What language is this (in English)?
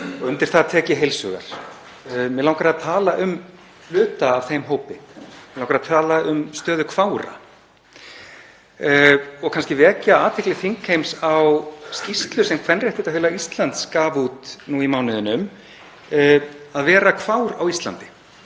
Icelandic